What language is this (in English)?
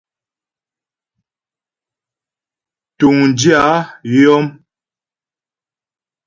Ghomala